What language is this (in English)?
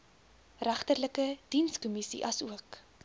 Afrikaans